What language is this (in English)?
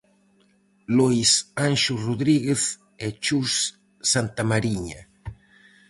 Galician